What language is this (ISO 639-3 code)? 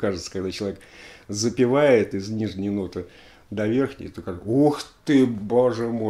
rus